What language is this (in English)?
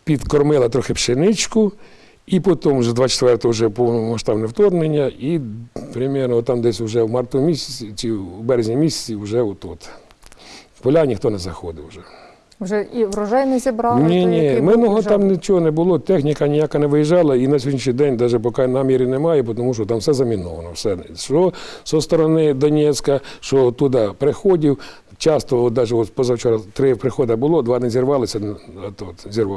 Ukrainian